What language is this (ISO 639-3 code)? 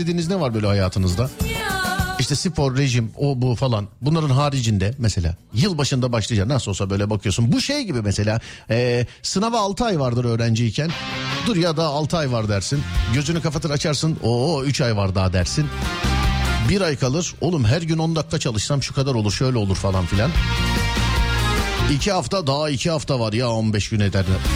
tur